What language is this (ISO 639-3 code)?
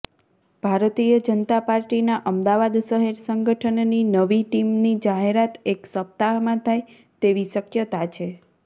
guj